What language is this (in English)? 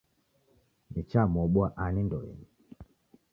Taita